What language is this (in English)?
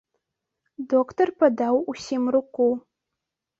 Belarusian